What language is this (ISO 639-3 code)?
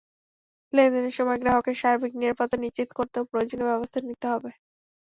ben